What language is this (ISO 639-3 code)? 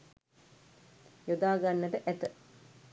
sin